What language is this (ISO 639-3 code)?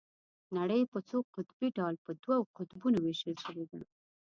pus